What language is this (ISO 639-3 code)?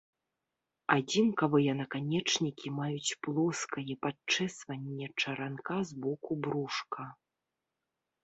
bel